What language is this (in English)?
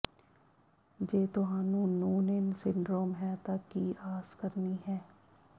Punjabi